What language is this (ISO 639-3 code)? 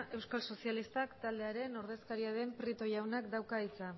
eus